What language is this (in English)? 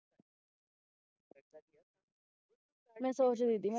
Punjabi